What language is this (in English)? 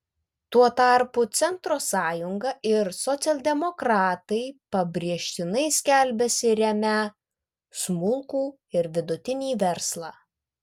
Lithuanian